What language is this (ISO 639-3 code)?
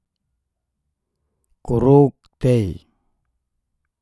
ges